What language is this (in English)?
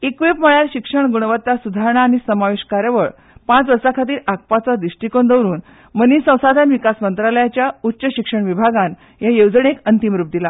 Konkani